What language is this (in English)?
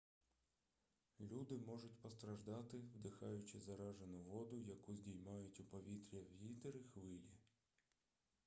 Ukrainian